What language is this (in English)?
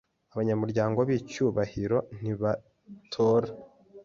Kinyarwanda